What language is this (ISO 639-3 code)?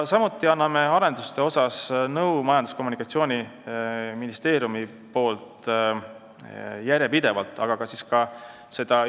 est